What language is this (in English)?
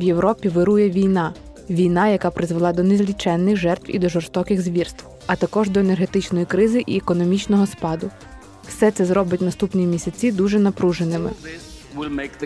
Ukrainian